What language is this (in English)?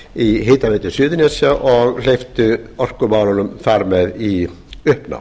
Icelandic